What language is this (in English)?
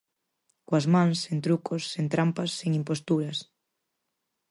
Galician